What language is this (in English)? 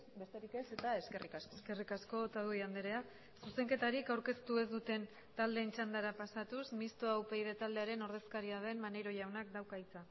Basque